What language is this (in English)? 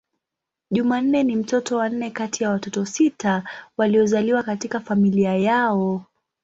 Swahili